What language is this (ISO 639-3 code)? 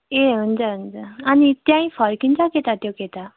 nep